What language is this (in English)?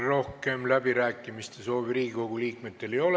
Estonian